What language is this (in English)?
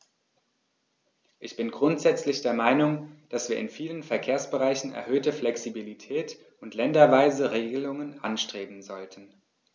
German